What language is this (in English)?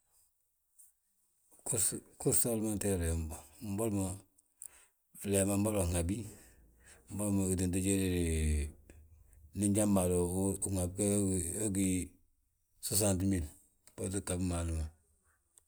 Balanta-Ganja